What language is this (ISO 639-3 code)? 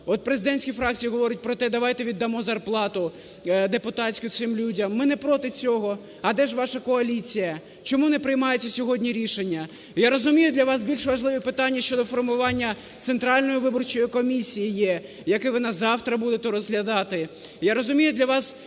ukr